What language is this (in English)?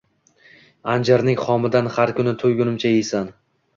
Uzbek